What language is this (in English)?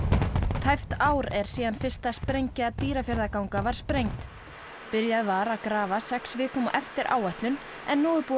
Icelandic